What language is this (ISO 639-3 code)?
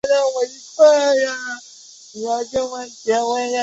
zho